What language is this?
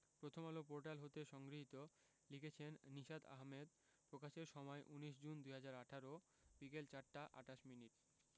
Bangla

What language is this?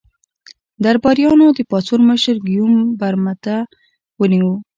Pashto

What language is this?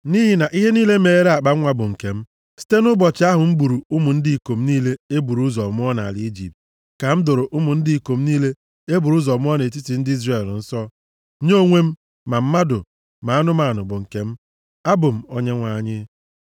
Igbo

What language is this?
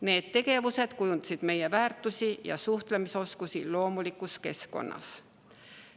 Estonian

